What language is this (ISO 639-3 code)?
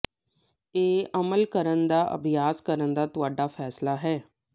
pan